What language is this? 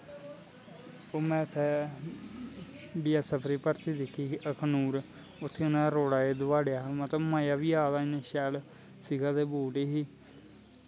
Dogri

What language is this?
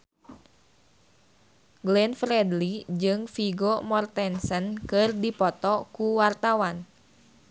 Sundanese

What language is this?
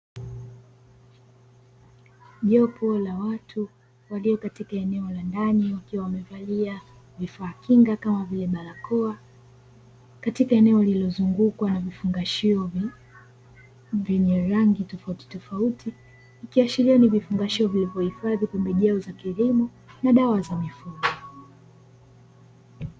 Swahili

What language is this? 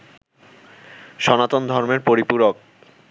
Bangla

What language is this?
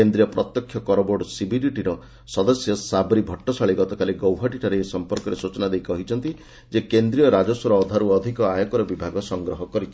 Odia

